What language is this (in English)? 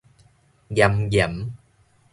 Min Nan Chinese